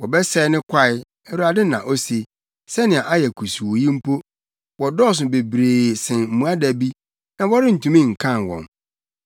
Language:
Akan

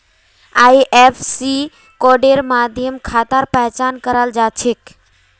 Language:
Magahi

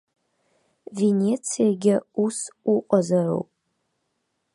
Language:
Abkhazian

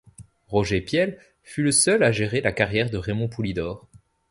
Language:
French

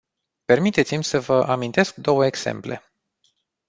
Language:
Romanian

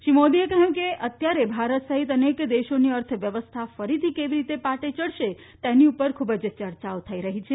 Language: Gujarati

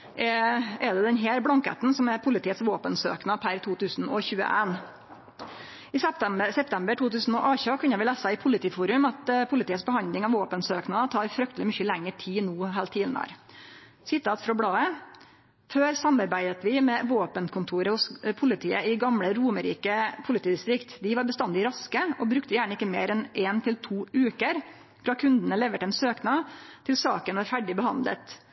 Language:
Norwegian Nynorsk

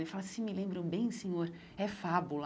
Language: Portuguese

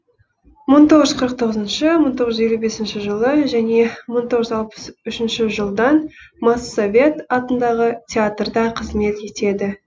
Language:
Kazakh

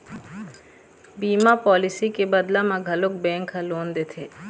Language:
Chhattisgarhi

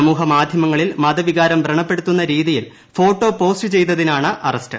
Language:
Malayalam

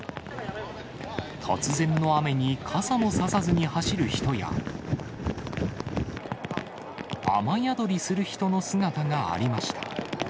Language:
Japanese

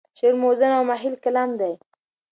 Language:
Pashto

